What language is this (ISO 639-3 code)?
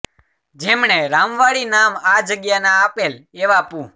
guj